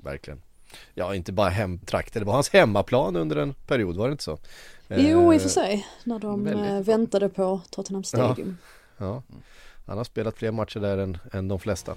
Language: Swedish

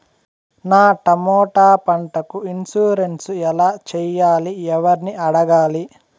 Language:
Telugu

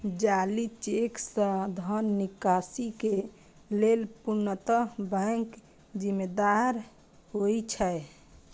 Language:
Maithili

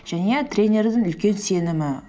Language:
Kazakh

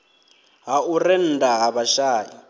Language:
Venda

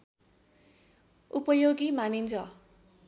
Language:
Nepali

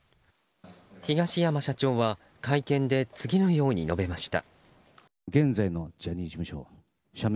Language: Japanese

